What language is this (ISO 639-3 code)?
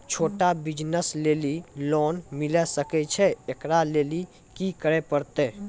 mai